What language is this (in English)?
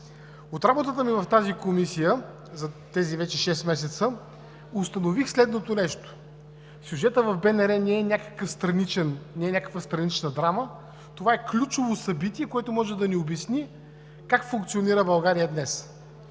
Bulgarian